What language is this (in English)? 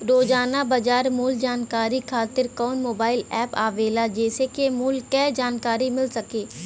Bhojpuri